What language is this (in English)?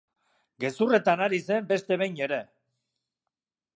Basque